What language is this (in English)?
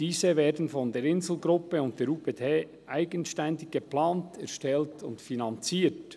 Swiss German